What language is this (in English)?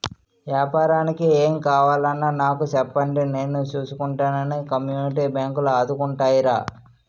Telugu